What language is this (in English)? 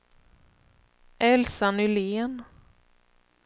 Swedish